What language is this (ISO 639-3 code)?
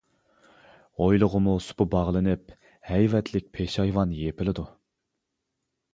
uig